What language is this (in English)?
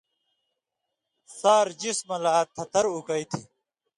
Indus Kohistani